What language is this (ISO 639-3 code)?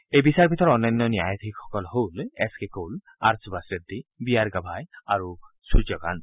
asm